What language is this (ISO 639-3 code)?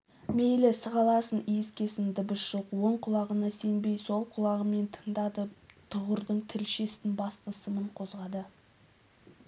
kaz